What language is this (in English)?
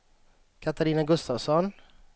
Swedish